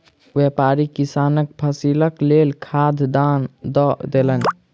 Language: Maithili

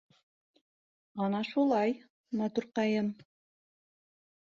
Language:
Bashkir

